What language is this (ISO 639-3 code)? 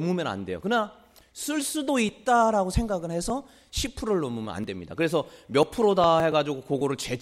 kor